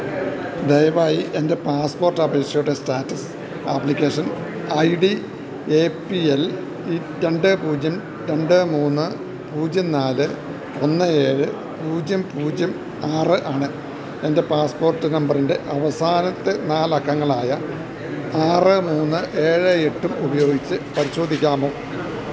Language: Malayalam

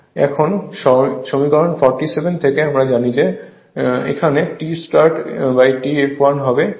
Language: Bangla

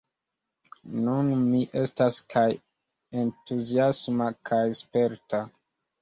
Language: Esperanto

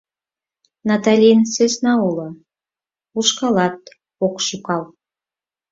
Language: Mari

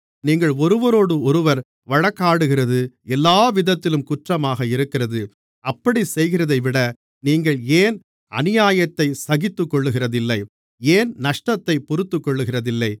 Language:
Tamil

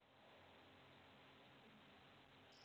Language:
Somali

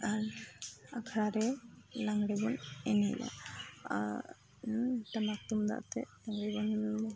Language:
Santali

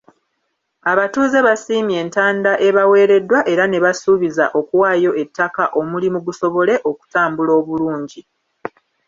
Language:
Ganda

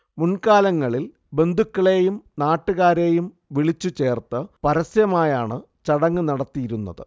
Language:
Malayalam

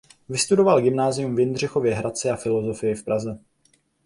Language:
Czech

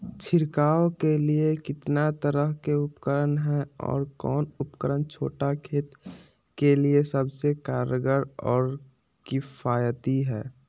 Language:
Magahi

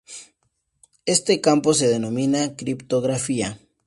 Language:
Spanish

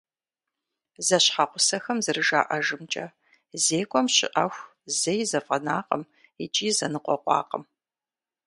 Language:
Kabardian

